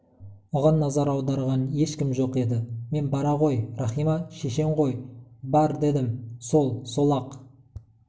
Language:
Kazakh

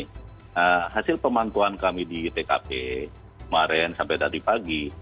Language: Indonesian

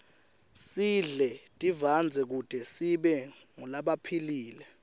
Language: Swati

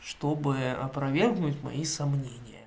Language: Russian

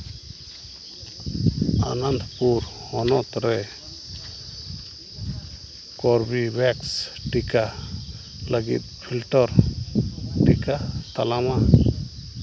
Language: Santali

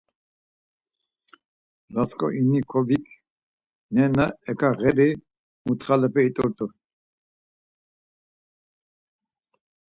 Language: Laz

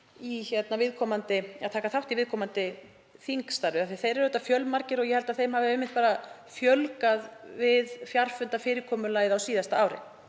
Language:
Icelandic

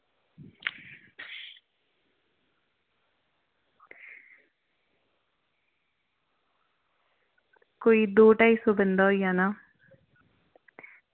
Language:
Dogri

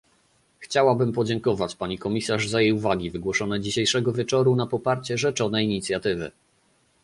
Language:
Polish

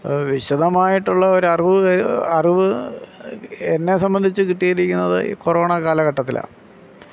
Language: Malayalam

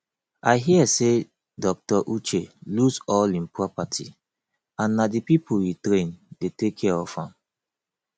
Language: Nigerian Pidgin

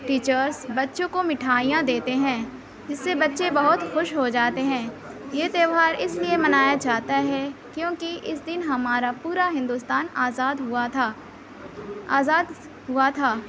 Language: Urdu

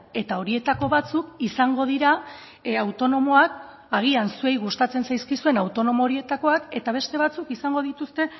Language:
Basque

